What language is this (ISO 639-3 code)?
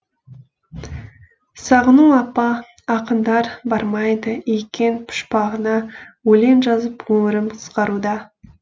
kaz